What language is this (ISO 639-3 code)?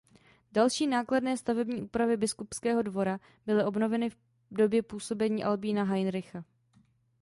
ces